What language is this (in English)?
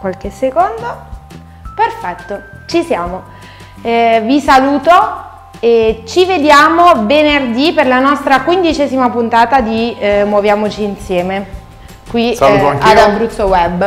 Italian